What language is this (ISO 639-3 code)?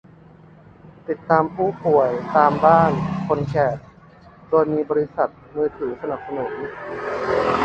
tha